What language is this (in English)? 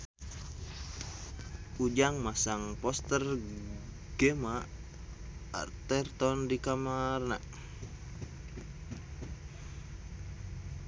Sundanese